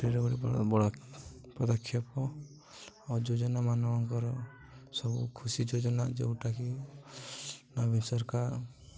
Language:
Odia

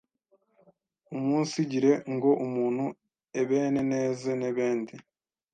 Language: Kinyarwanda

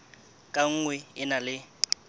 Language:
Southern Sotho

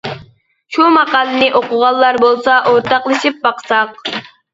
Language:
Uyghur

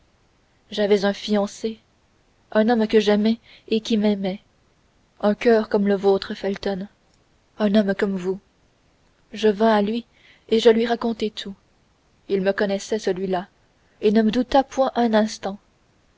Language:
French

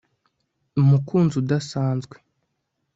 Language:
Kinyarwanda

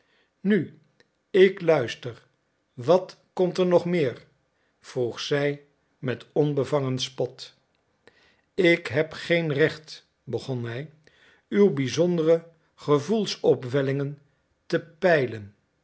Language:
Dutch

